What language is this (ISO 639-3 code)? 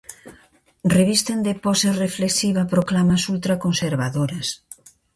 glg